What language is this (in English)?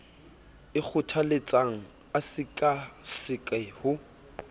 Southern Sotho